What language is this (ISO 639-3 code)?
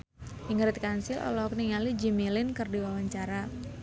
sun